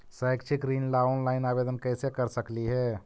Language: Magahi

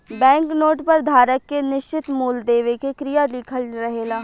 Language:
Bhojpuri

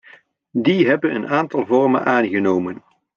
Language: Dutch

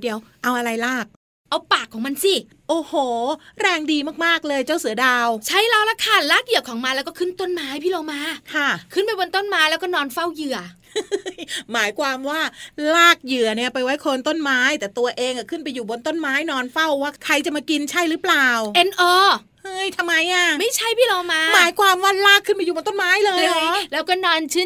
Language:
Thai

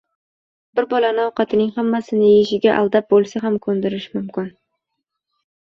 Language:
Uzbek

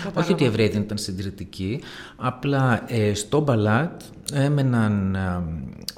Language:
Greek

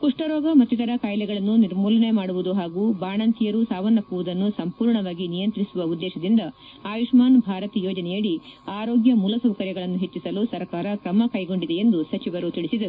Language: Kannada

